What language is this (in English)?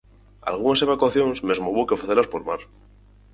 Galician